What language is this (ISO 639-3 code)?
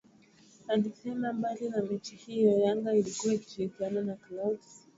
swa